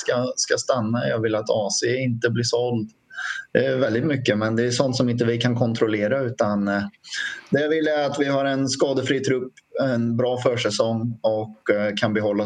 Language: Swedish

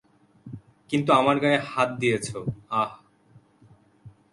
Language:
Bangla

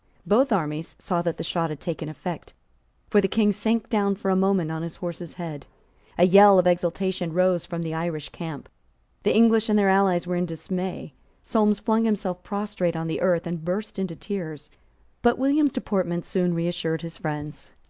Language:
English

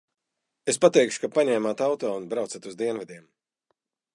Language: Latvian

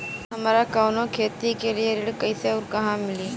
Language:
Bhojpuri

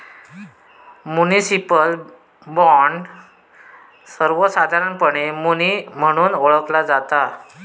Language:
Marathi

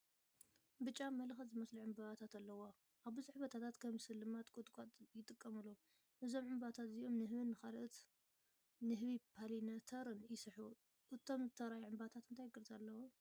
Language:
Tigrinya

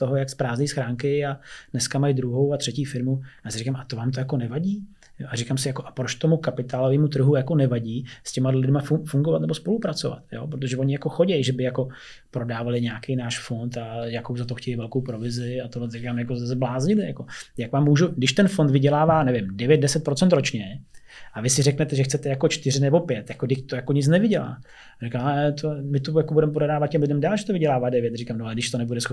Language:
Czech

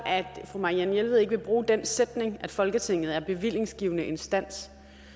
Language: Danish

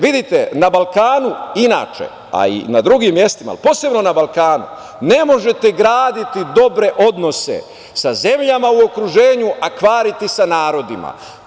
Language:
Serbian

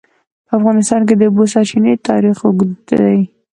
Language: Pashto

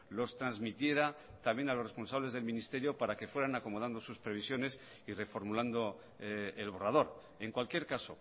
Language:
Spanish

